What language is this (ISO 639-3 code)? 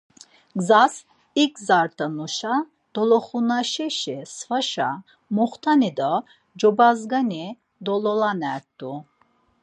lzz